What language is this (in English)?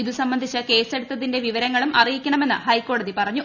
Malayalam